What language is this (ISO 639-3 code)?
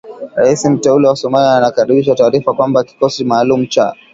swa